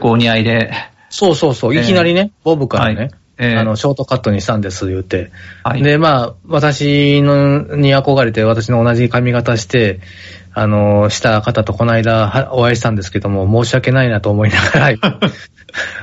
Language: Japanese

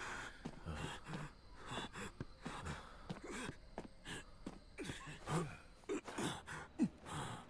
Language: Korean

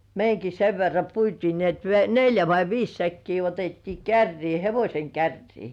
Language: Finnish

